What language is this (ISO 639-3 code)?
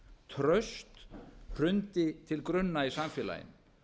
isl